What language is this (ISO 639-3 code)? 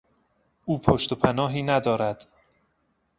fas